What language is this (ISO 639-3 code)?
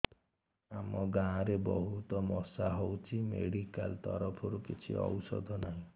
ori